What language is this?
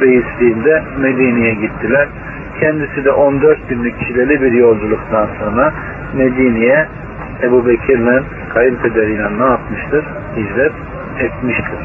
Turkish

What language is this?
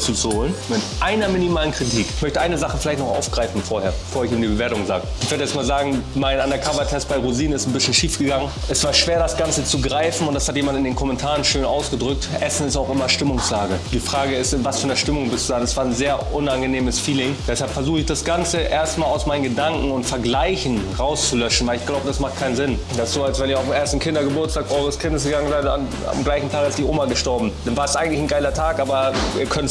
German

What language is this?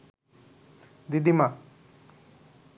Bangla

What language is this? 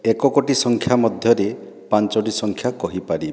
Odia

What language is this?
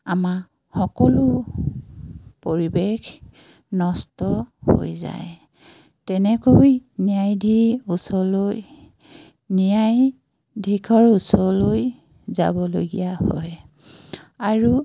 Assamese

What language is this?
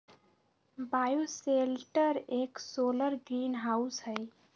Magahi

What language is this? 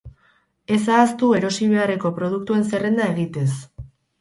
Basque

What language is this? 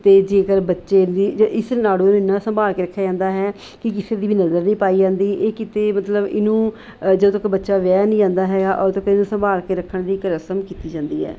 Punjabi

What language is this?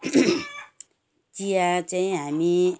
Nepali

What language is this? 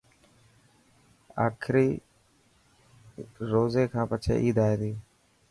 Dhatki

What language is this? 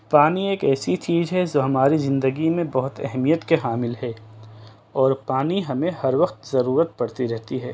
Urdu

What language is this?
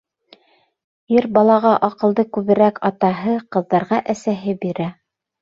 Bashkir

